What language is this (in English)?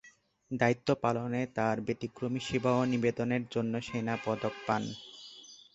Bangla